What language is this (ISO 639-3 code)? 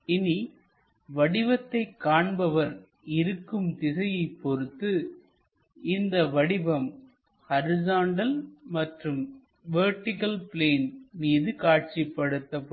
tam